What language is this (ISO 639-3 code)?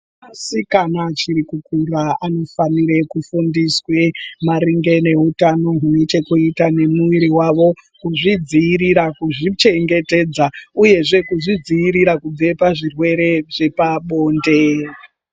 ndc